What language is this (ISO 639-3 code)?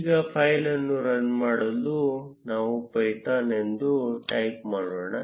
kan